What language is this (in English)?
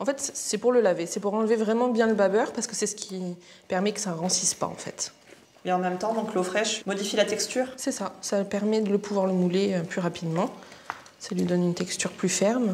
French